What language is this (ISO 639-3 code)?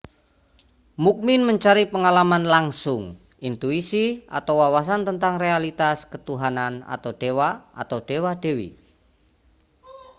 ind